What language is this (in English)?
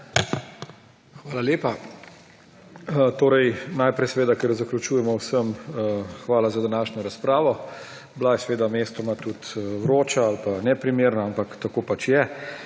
Slovenian